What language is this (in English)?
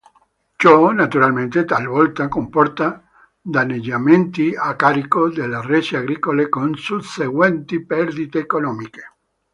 Italian